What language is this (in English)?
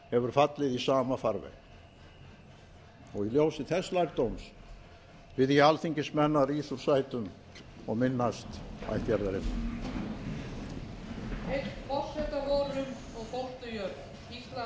Icelandic